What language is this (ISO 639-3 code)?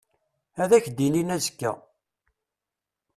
kab